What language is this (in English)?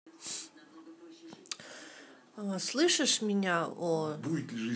Russian